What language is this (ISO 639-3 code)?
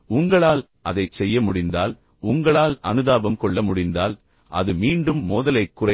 tam